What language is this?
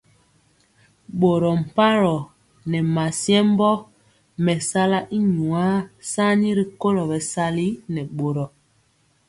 Mpiemo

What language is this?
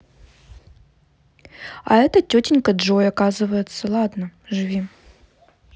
Russian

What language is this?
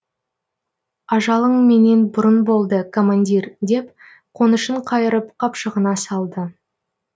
Kazakh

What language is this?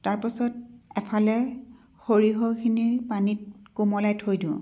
Assamese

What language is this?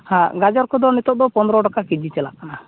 Santali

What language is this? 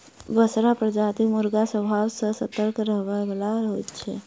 Maithili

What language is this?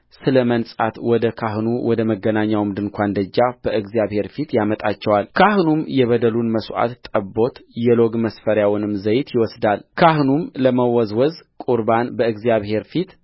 Amharic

